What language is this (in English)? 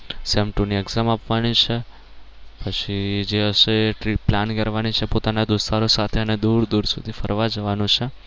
Gujarati